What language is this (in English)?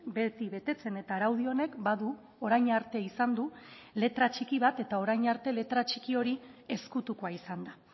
Basque